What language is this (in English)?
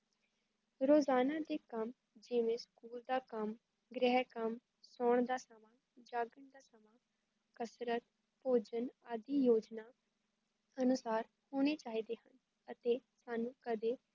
Punjabi